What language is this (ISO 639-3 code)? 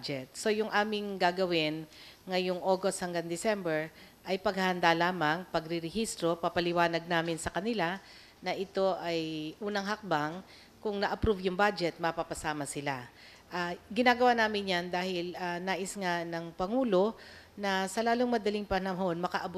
fil